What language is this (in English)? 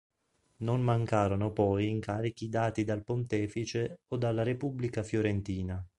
Italian